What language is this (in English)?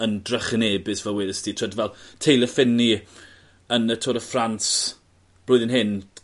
Welsh